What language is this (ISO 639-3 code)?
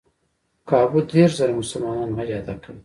pus